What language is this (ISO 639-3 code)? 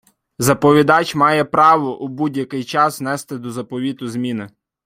ukr